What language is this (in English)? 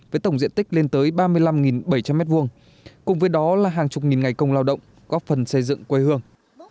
Vietnamese